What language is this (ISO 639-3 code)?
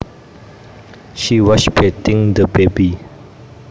jav